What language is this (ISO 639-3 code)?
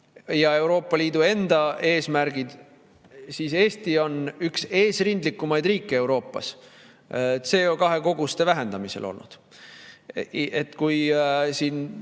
est